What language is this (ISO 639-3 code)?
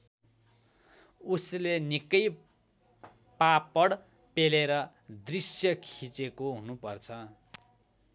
nep